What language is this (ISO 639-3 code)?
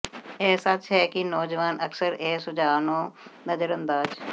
pan